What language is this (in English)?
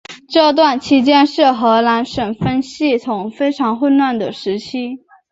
Chinese